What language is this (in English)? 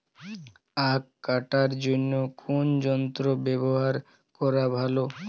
Bangla